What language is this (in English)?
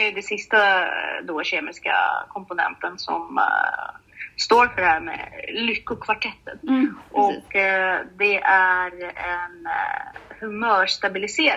Swedish